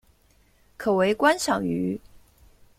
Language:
Chinese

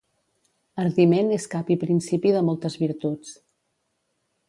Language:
Catalan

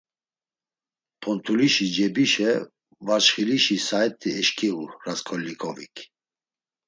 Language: Laz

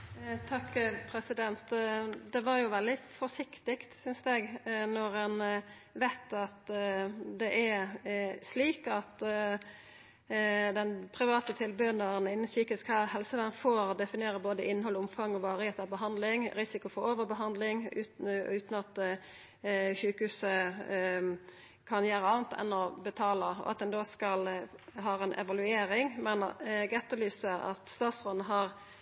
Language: Norwegian Nynorsk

